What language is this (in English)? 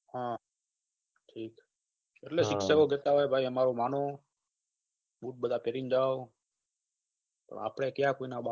Gujarati